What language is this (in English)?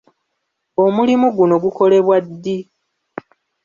Ganda